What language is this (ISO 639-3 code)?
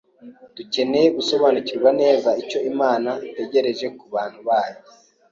kin